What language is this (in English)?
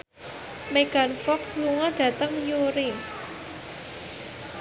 Javanese